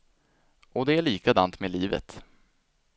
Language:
Swedish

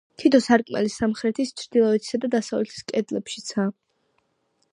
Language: Georgian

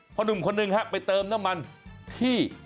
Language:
Thai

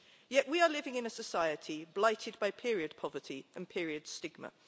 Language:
English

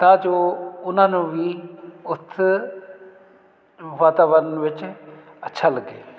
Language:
Punjabi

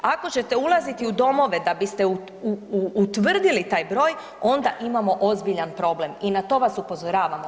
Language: Croatian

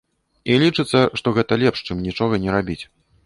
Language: Belarusian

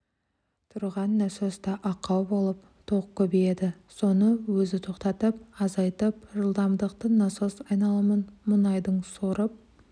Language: Kazakh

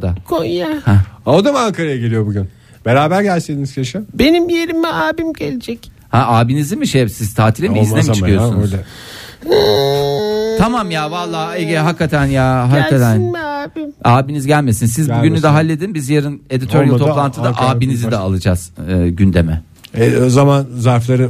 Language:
Turkish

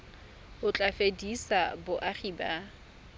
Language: Tswana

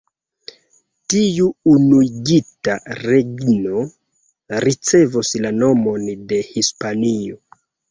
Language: Esperanto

